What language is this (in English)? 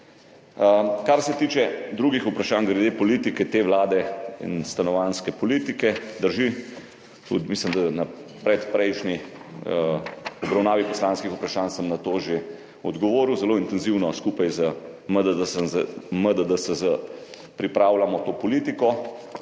Slovenian